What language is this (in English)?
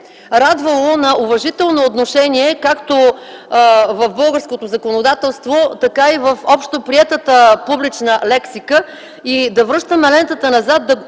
Bulgarian